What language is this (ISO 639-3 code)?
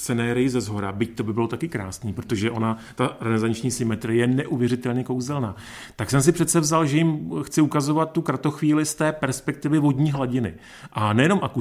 ces